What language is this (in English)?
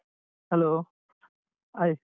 Kannada